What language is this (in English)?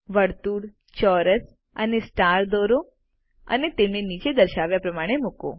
Gujarati